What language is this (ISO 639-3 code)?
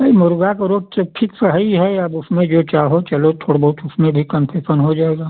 hin